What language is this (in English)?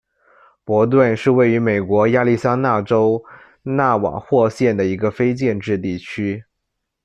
Chinese